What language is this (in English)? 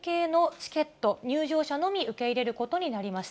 Japanese